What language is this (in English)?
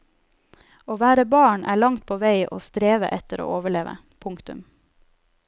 Norwegian